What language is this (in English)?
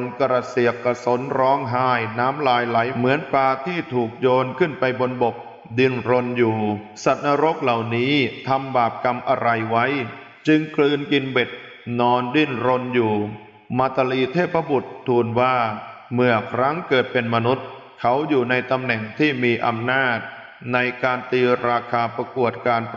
Thai